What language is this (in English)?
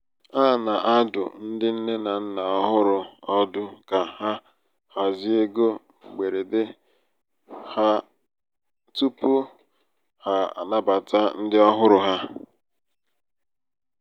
Igbo